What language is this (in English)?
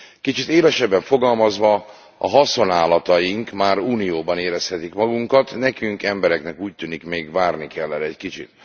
Hungarian